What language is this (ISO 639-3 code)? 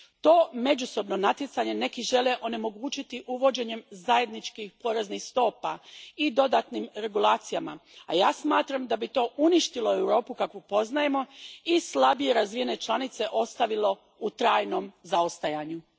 hrv